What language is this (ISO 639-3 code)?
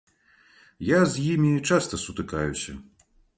bel